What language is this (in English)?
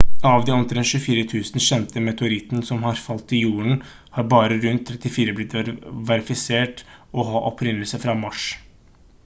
Norwegian Bokmål